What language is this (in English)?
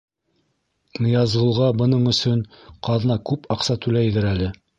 Bashkir